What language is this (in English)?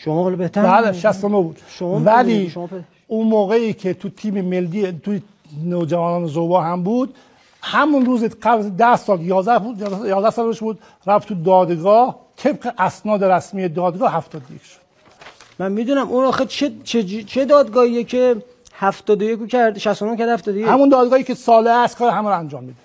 Persian